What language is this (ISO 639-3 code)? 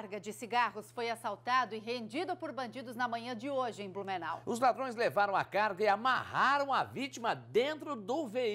por